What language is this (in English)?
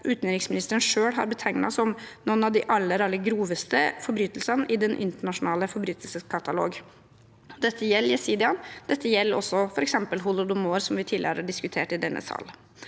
Norwegian